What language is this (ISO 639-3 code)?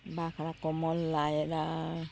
nep